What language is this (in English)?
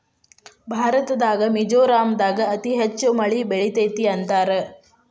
Kannada